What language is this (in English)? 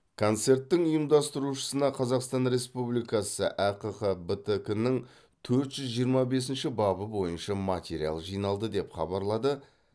Kazakh